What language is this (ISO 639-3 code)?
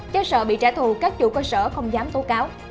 vie